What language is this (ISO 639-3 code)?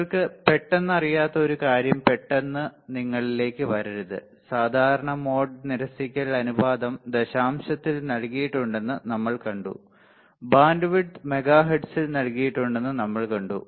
mal